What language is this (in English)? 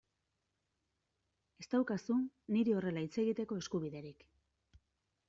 Basque